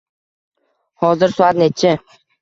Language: Uzbek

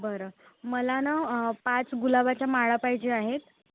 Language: Marathi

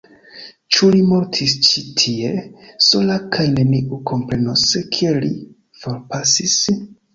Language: Esperanto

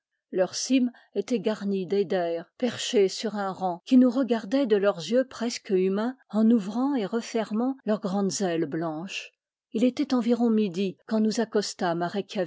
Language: French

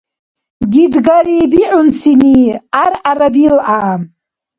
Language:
Dargwa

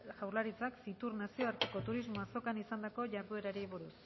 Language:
Basque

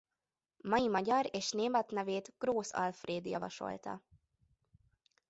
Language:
Hungarian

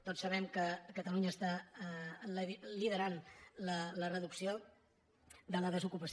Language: Catalan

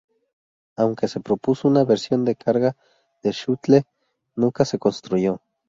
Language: Spanish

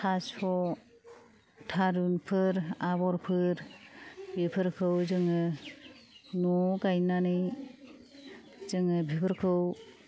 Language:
Bodo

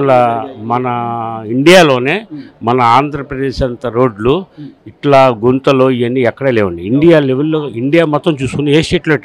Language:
Telugu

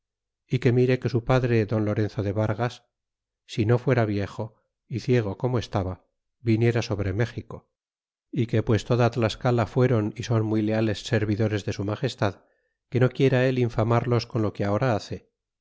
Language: Spanish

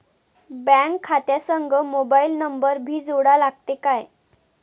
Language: Marathi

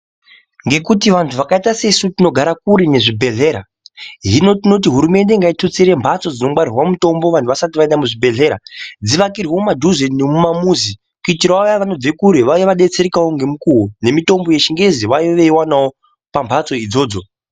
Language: Ndau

